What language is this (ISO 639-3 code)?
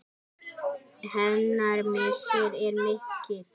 isl